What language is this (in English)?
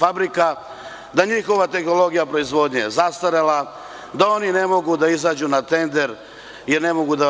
Serbian